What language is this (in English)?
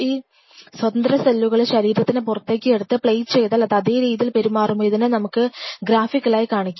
Malayalam